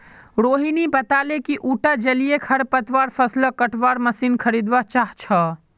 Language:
Magahi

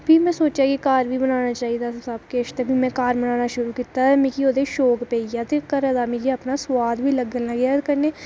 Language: Dogri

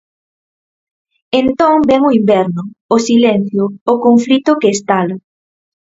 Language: Galician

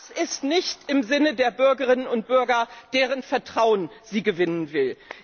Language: German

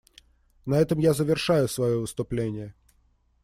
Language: Russian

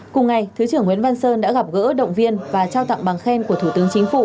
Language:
Vietnamese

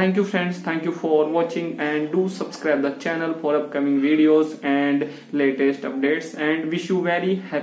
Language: Hindi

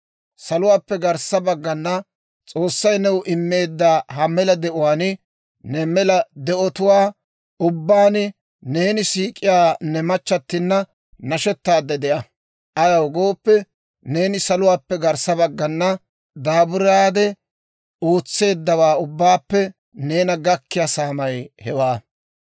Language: Dawro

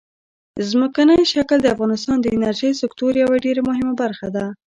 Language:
Pashto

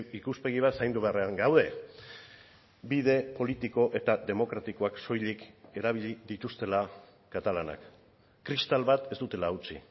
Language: Basque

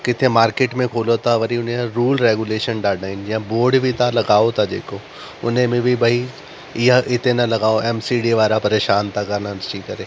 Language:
Sindhi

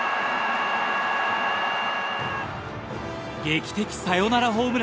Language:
Japanese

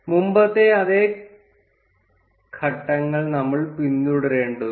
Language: Malayalam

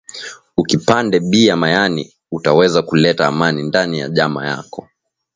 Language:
Swahili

